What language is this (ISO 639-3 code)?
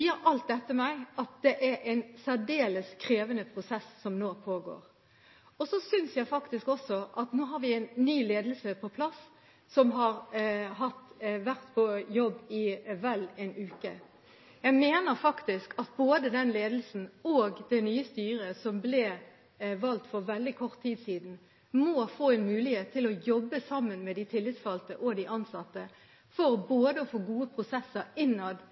nob